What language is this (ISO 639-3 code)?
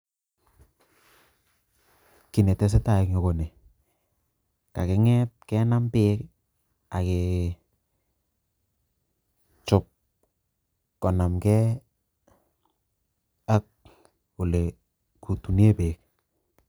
kln